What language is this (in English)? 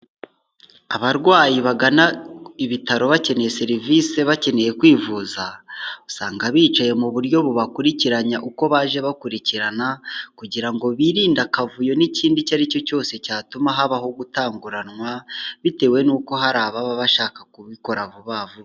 Kinyarwanda